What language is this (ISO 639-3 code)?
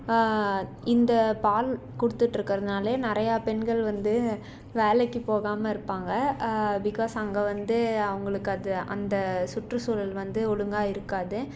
tam